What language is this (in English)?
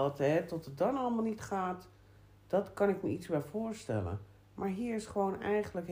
Dutch